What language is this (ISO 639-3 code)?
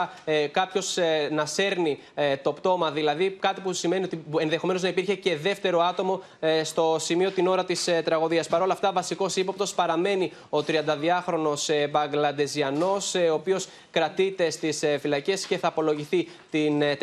ell